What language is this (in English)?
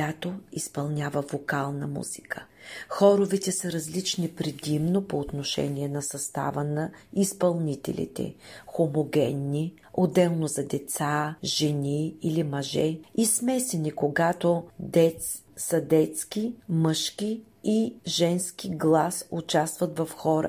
Bulgarian